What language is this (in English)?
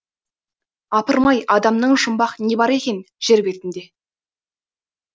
Kazakh